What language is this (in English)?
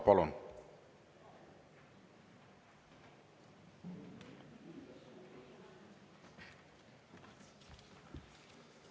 Estonian